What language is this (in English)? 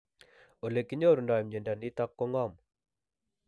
Kalenjin